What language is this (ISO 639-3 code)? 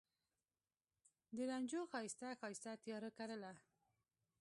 pus